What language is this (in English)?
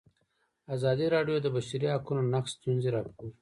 Pashto